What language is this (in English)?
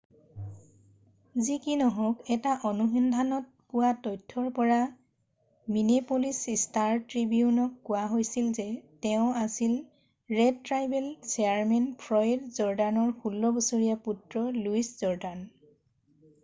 Assamese